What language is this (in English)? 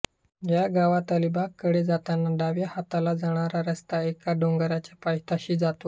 Marathi